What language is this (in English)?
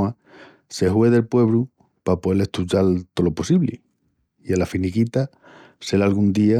Extremaduran